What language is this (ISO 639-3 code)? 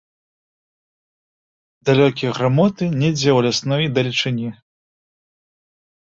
bel